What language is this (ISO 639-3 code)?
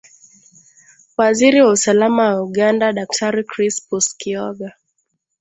swa